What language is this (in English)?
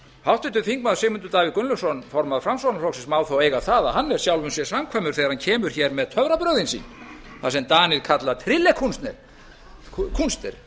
Icelandic